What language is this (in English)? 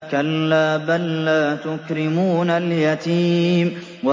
Arabic